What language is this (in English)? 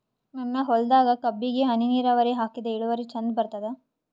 Kannada